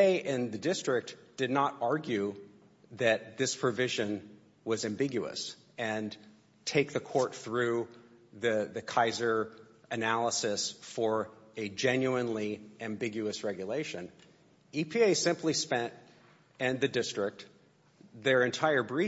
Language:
English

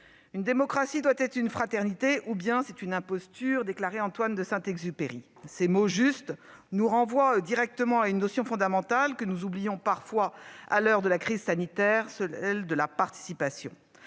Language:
French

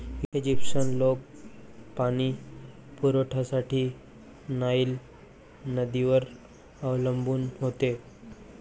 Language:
Marathi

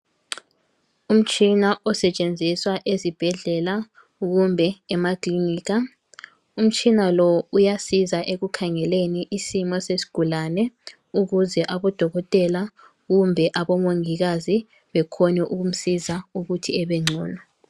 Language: North Ndebele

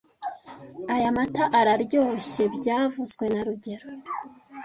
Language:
Kinyarwanda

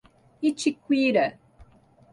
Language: Portuguese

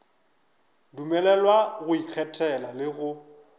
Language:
Northern Sotho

